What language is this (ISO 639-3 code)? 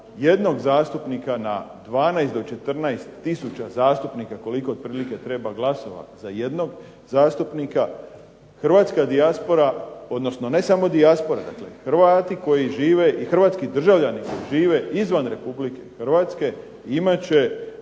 hrv